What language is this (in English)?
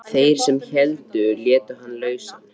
Icelandic